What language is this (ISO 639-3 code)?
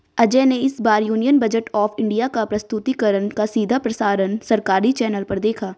hin